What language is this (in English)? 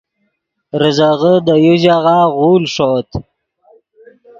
Yidgha